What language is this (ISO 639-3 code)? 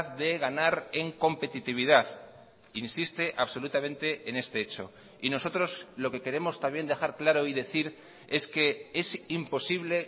spa